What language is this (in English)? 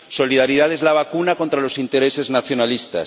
Spanish